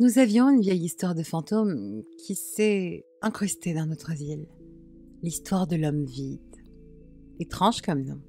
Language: French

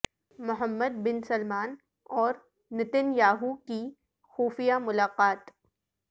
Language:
Urdu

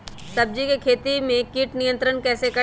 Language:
Magahi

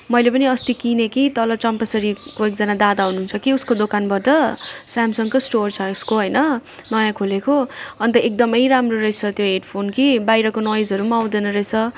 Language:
Nepali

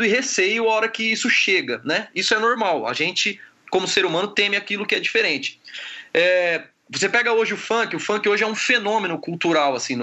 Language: Portuguese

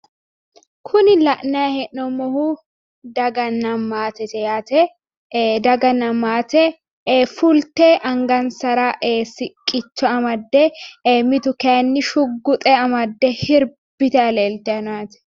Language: Sidamo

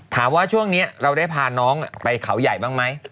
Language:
Thai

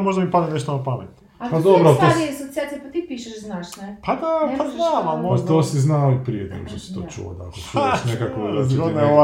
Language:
Croatian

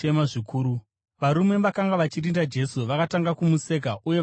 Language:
Shona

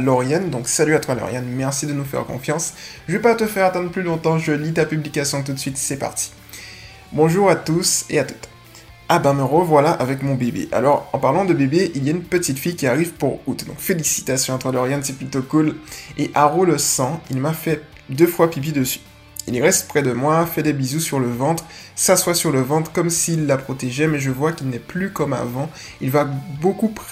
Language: French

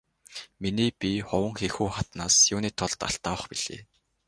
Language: Mongolian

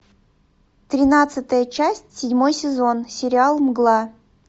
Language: Russian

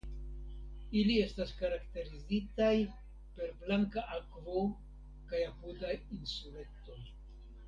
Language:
Esperanto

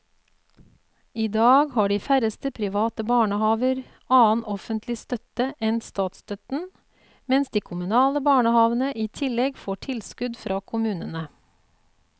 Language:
Norwegian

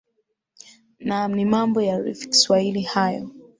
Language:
Swahili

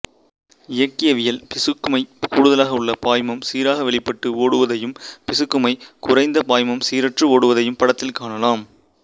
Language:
Tamil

